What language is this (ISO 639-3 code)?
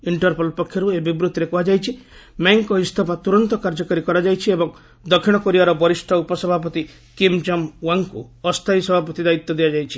ori